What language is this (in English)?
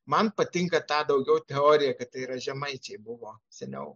Lithuanian